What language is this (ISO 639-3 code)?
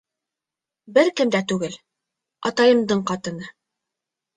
bak